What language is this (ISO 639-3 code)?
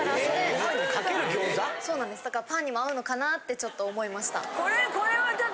jpn